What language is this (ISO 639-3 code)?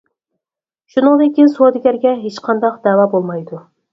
uig